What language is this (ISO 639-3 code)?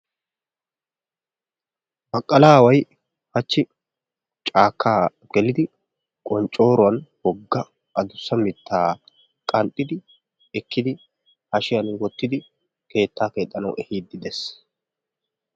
wal